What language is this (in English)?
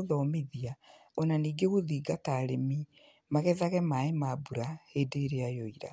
Kikuyu